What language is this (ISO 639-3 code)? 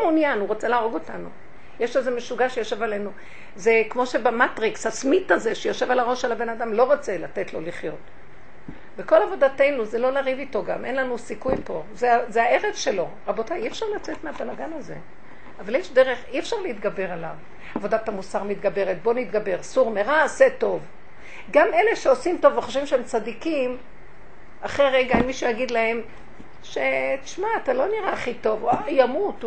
heb